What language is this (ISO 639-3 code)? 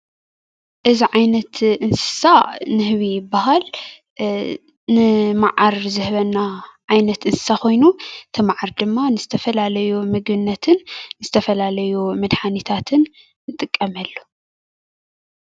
tir